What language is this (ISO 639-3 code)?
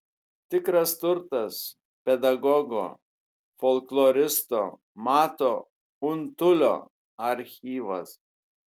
lit